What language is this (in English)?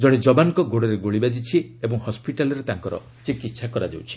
Odia